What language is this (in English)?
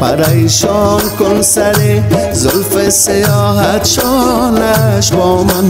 Persian